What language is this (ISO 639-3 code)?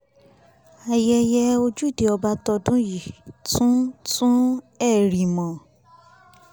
yor